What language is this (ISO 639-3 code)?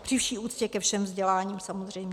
ces